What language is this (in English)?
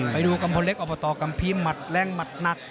Thai